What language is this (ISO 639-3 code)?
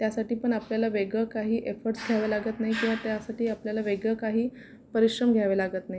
mar